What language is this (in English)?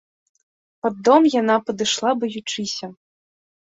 Belarusian